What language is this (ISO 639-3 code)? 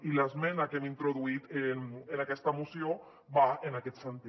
cat